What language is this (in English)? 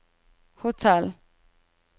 Norwegian